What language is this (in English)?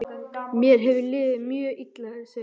Icelandic